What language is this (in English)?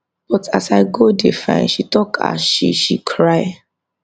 Nigerian Pidgin